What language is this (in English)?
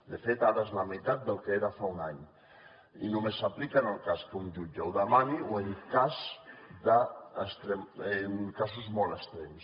Catalan